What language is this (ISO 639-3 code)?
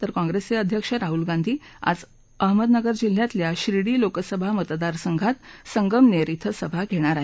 mar